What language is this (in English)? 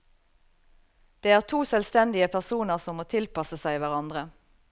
Norwegian